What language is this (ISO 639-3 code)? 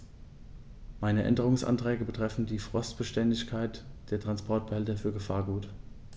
deu